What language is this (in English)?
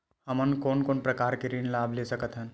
Chhattisgarhi